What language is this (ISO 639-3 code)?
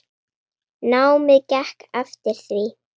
isl